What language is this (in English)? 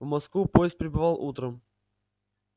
Russian